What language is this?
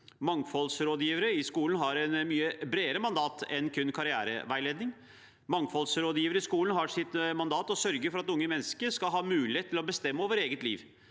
Norwegian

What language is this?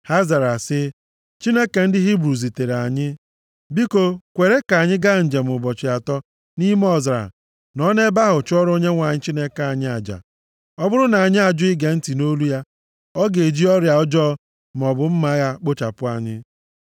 Igbo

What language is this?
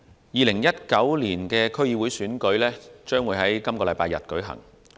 Cantonese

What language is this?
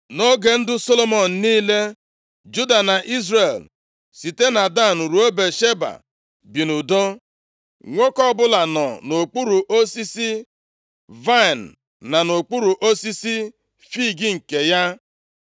Igbo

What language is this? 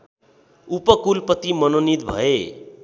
Nepali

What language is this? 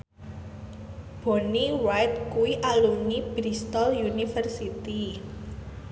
Javanese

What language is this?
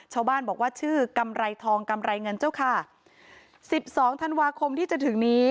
Thai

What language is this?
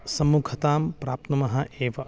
Sanskrit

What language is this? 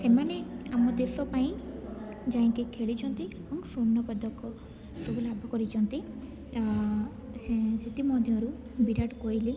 Odia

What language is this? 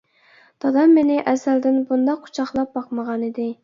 Uyghur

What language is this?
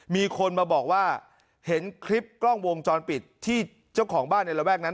Thai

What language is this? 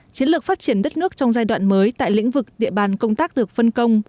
Vietnamese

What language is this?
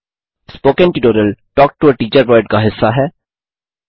Hindi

